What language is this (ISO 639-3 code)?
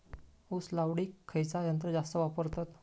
mar